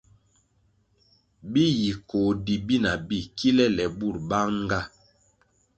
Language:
Kwasio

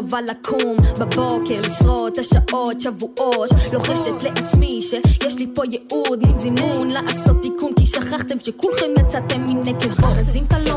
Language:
Hebrew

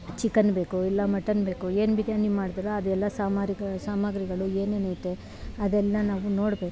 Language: Kannada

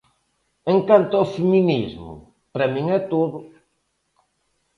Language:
Galician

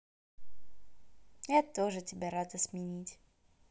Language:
Russian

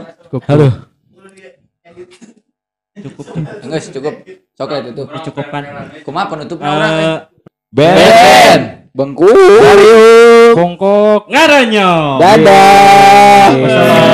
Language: Indonesian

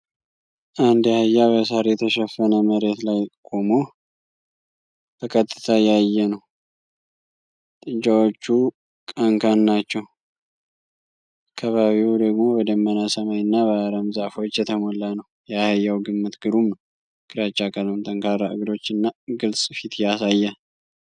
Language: Amharic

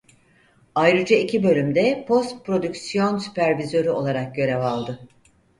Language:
Turkish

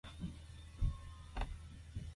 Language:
Korean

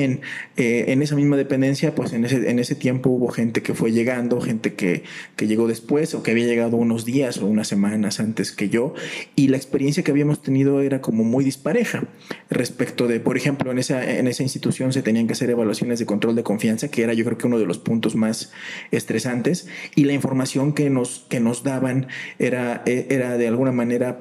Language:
Spanish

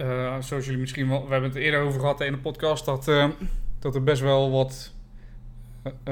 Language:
Dutch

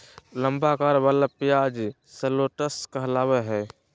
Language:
Magahi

